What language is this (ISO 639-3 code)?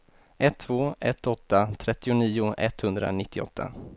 swe